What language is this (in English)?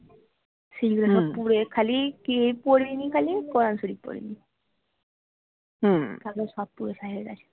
Bangla